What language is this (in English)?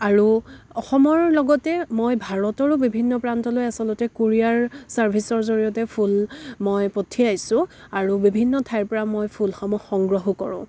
Assamese